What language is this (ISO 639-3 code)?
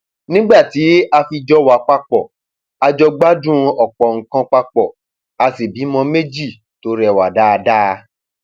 yor